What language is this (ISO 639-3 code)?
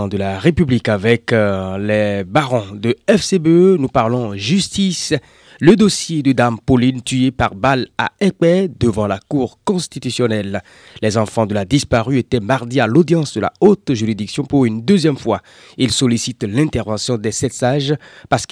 fra